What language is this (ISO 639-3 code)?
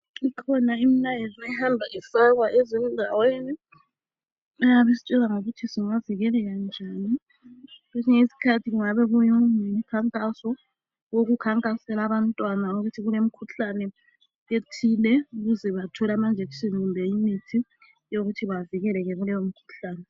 nde